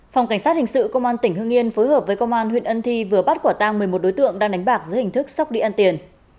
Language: Vietnamese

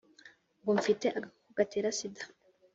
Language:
Kinyarwanda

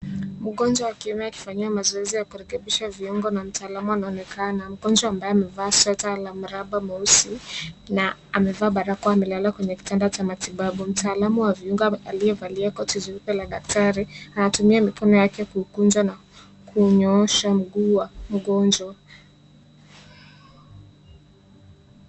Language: Swahili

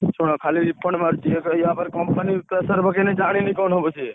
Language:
Odia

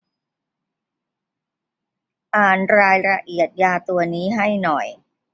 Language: Thai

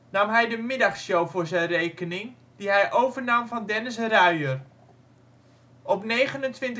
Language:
Dutch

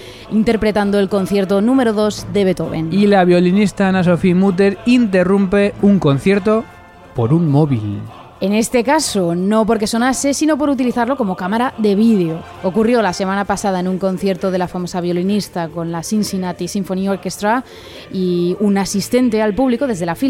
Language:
Spanish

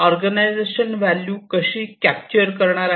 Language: Marathi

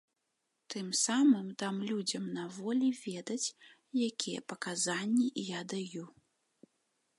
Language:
Belarusian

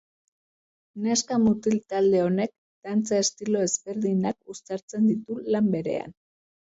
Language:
Basque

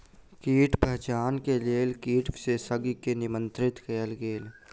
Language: Maithili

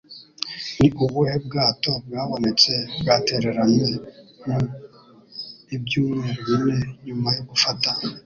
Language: Kinyarwanda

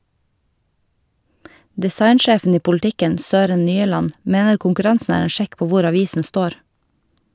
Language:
Norwegian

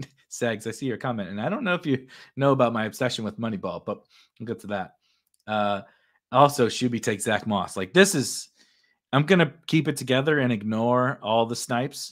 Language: English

